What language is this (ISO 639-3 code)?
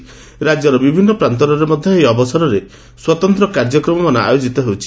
ori